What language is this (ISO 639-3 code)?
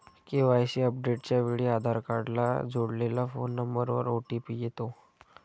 mar